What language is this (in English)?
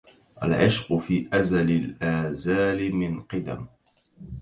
Arabic